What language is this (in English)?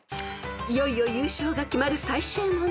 Japanese